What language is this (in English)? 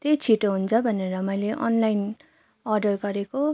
Nepali